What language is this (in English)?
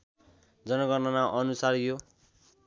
Nepali